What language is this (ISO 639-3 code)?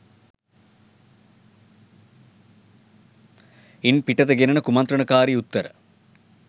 sin